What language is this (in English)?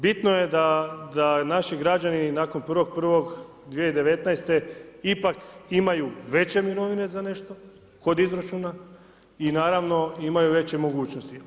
Croatian